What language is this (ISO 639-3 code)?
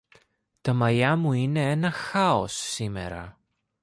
ell